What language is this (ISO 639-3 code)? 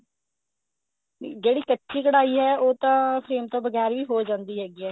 pan